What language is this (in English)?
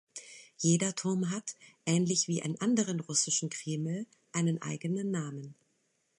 German